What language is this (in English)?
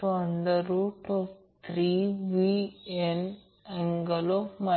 Marathi